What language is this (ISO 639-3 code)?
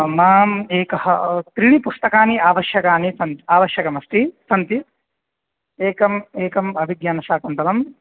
san